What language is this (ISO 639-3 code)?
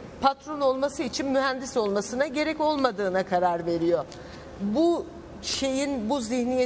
tur